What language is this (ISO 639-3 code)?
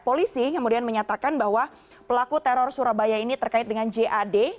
ind